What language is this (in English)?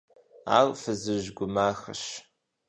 Kabardian